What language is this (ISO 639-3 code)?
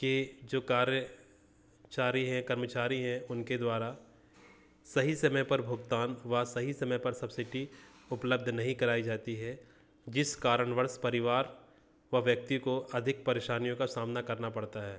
hin